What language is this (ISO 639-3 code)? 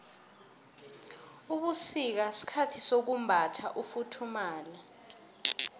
nbl